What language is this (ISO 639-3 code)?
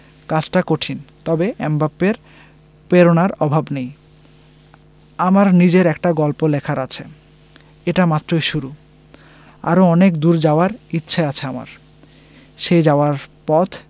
ben